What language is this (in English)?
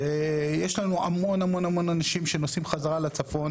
Hebrew